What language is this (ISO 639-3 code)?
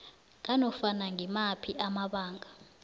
nbl